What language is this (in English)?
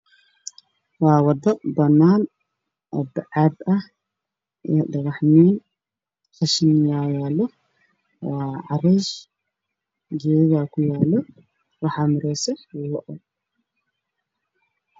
Somali